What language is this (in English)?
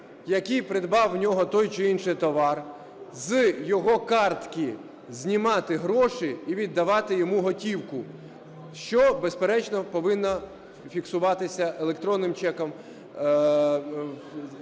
Ukrainian